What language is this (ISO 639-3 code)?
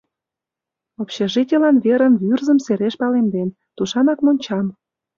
chm